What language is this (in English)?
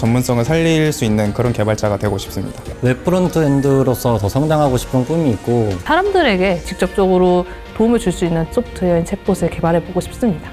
Korean